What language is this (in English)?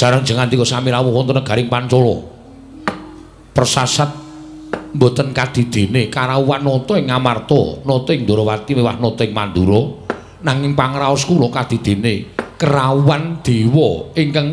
Indonesian